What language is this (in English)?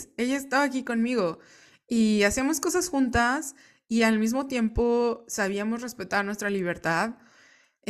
Spanish